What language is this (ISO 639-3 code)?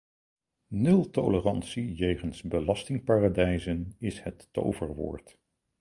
nld